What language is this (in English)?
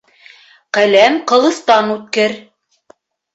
Bashkir